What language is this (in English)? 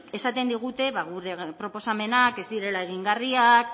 Basque